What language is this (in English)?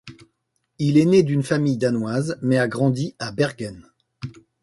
French